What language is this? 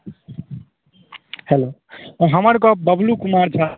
Maithili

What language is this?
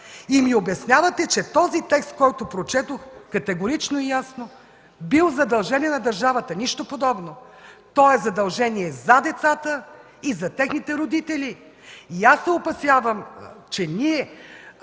Bulgarian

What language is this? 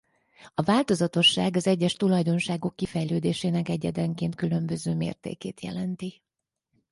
Hungarian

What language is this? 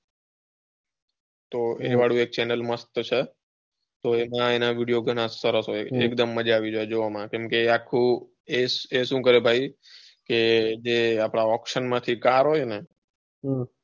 Gujarati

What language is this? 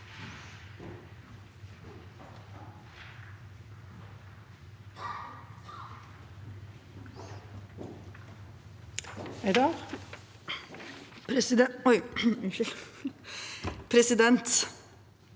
Norwegian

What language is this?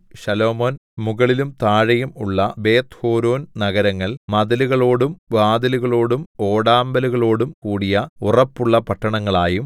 Malayalam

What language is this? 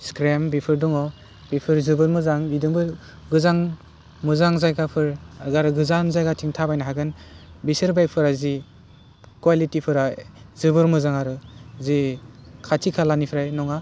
Bodo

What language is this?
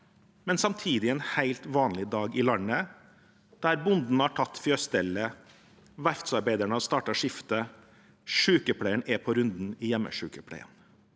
Norwegian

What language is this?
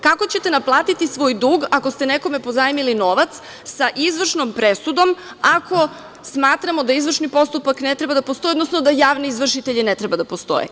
Serbian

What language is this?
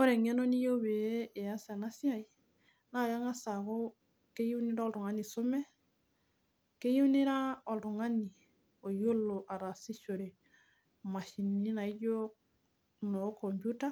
Masai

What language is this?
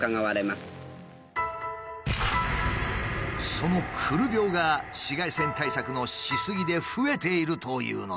Japanese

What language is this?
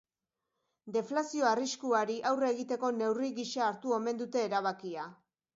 Basque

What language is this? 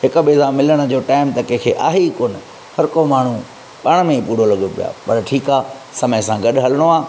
Sindhi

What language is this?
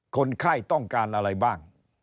Thai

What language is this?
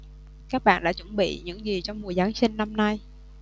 Vietnamese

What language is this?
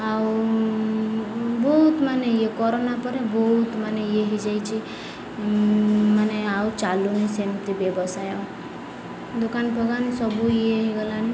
Odia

